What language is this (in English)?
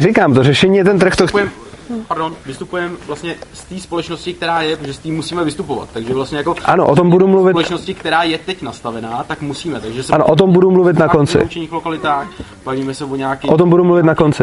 Czech